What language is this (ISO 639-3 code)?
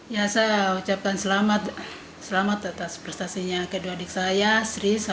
ind